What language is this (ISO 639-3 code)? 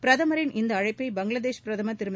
tam